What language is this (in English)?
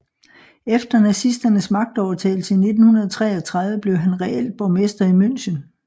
Danish